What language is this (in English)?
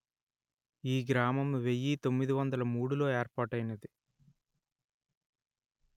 Telugu